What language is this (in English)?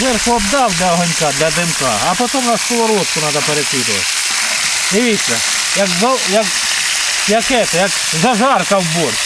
Russian